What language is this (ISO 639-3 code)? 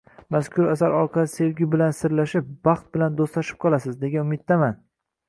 uzb